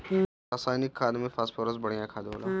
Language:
Bhojpuri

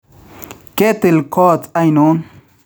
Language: Kalenjin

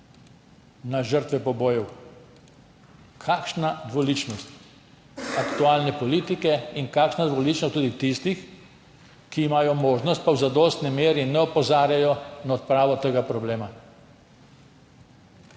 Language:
Slovenian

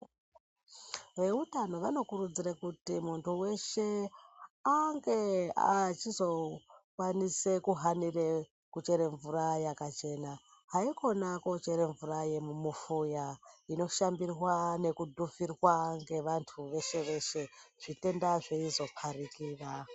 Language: Ndau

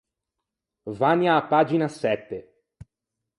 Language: Ligurian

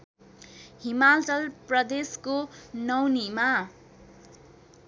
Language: Nepali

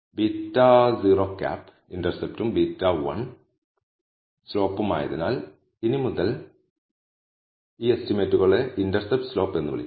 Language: Malayalam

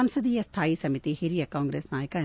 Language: Kannada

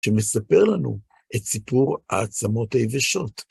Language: Hebrew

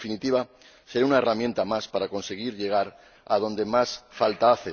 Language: Spanish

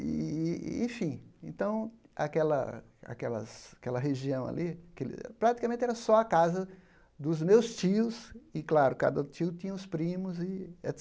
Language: Portuguese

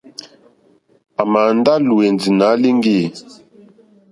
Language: Mokpwe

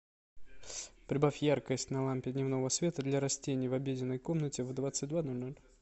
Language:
Russian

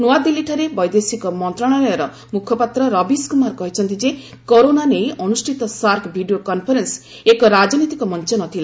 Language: Odia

